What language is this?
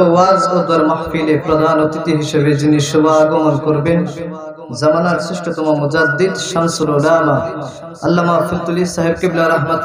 Arabic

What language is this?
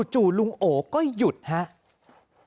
Thai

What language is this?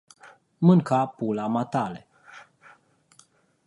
Romanian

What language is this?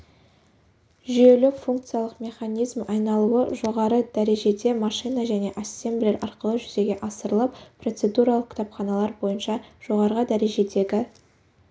Kazakh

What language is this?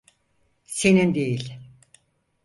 Turkish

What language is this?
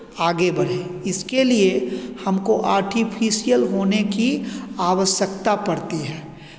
Hindi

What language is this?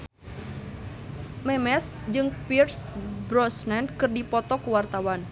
Sundanese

